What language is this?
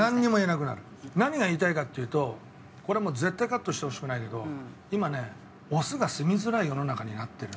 Japanese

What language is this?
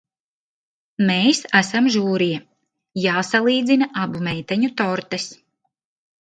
Latvian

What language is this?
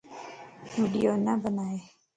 Lasi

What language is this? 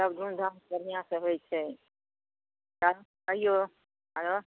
Maithili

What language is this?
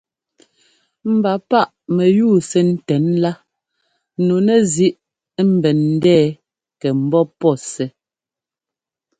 Ngomba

